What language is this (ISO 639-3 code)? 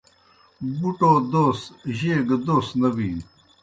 plk